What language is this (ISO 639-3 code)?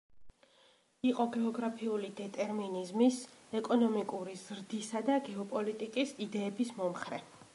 kat